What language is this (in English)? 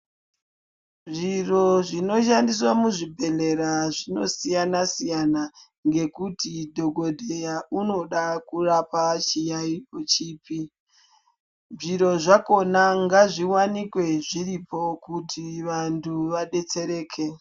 Ndau